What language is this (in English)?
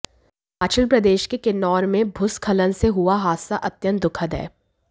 Hindi